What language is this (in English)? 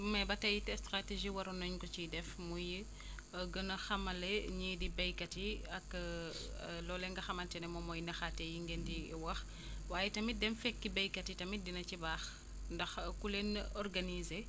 Wolof